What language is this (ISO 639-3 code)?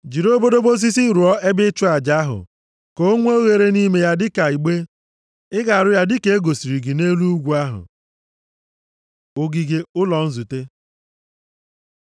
ibo